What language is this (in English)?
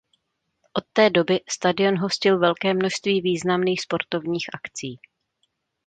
Czech